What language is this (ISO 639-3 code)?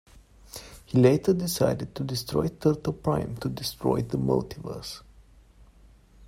eng